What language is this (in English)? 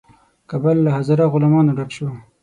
Pashto